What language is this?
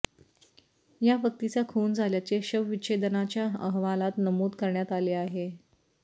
Marathi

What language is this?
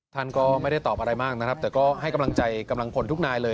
Thai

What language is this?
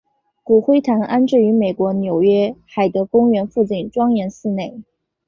Chinese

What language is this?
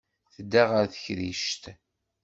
Kabyle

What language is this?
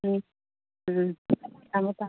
Manipuri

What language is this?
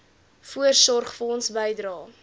Afrikaans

